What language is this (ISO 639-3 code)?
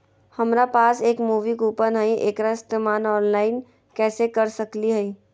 mag